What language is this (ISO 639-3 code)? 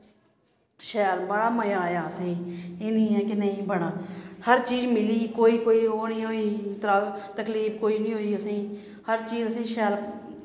doi